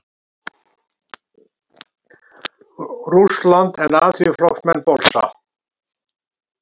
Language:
Icelandic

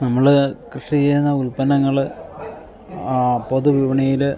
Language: Malayalam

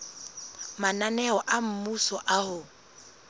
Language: Southern Sotho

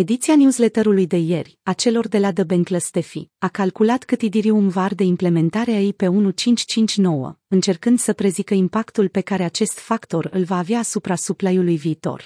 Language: Romanian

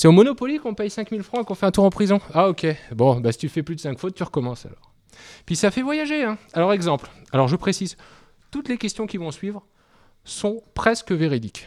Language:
French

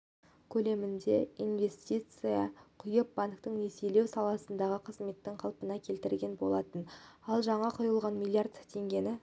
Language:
Kazakh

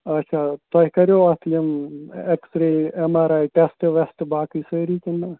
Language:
Kashmiri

